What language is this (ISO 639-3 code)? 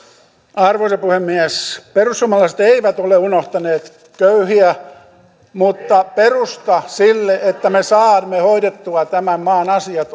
fin